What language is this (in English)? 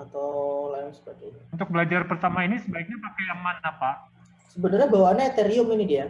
Indonesian